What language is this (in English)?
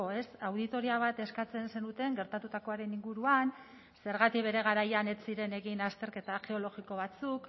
Basque